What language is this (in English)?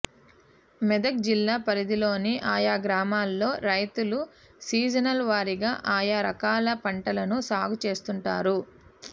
Telugu